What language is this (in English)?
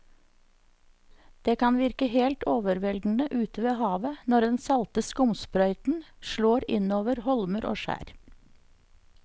Norwegian